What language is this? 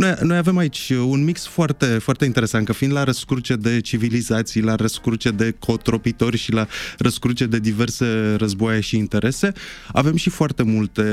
Romanian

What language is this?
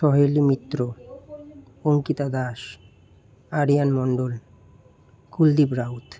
Bangla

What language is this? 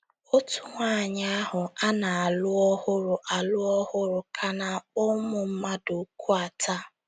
Igbo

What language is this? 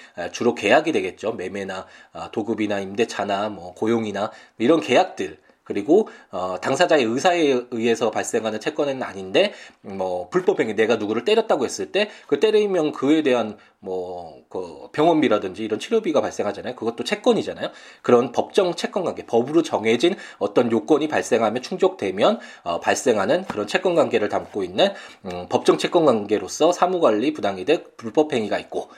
Korean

